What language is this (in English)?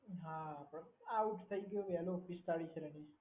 Gujarati